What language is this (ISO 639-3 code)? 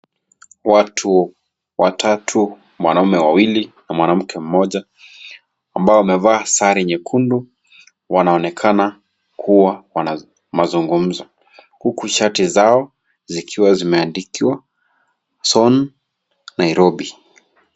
swa